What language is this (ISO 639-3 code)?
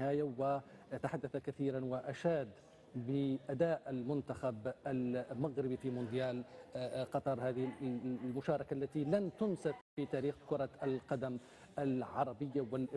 ara